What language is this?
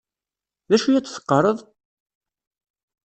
Kabyle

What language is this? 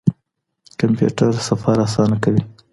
Pashto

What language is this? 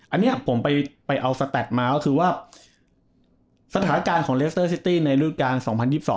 Thai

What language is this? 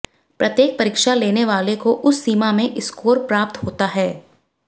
Hindi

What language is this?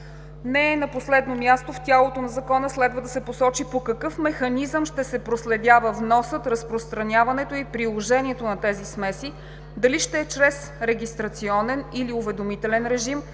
Bulgarian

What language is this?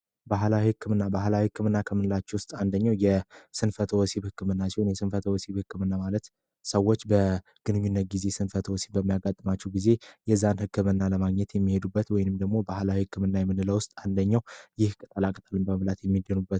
Amharic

